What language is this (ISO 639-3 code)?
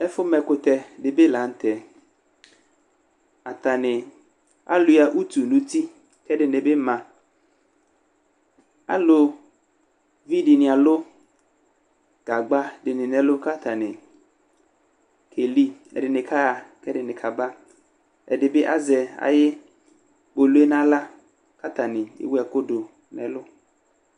kpo